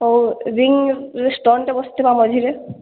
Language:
Odia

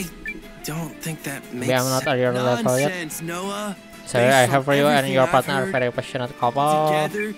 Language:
Indonesian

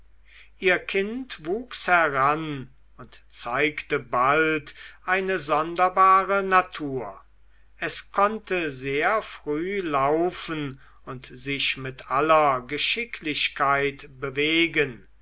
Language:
German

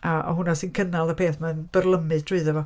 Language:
Welsh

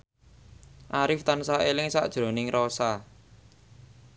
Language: Javanese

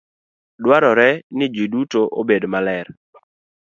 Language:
Luo (Kenya and Tanzania)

